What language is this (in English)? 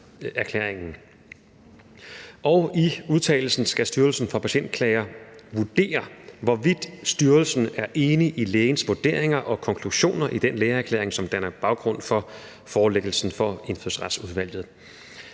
Danish